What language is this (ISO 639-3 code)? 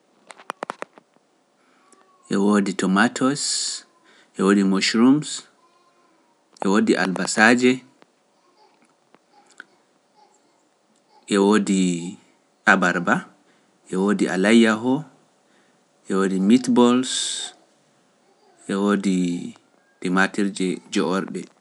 fuf